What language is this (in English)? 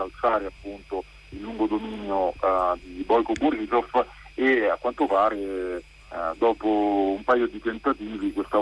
Italian